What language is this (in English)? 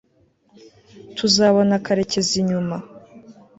Kinyarwanda